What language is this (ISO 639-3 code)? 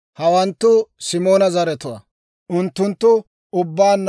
dwr